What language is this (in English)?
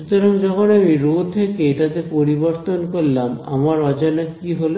Bangla